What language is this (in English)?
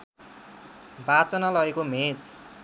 Nepali